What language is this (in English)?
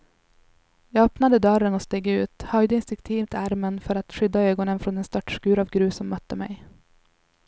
Swedish